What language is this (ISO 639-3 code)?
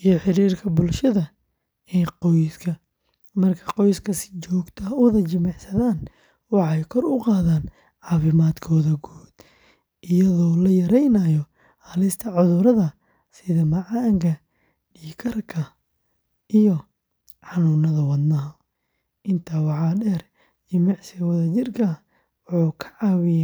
som